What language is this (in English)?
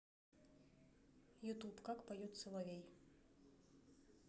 Russian